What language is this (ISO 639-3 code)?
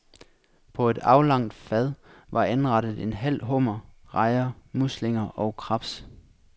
dan